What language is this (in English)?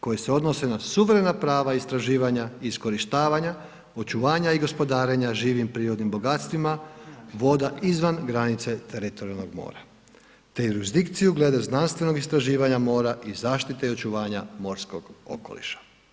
Croatian